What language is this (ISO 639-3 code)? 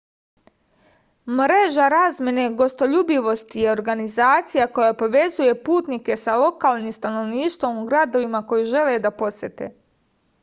srp